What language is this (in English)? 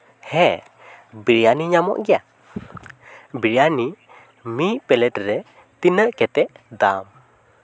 Santali